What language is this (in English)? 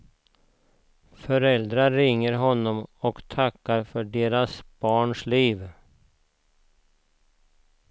Swedish